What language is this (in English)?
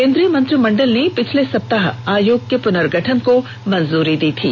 Hindi